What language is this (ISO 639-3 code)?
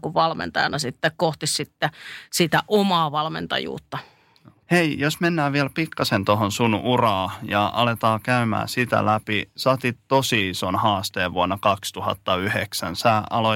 fin